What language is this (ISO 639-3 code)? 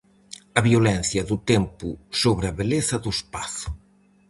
glg